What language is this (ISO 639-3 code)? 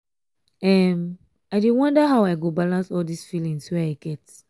pcm